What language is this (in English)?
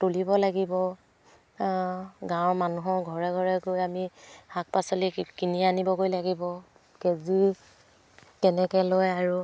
Assamese